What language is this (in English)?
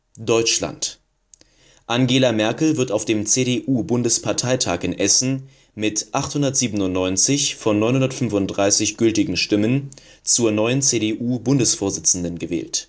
German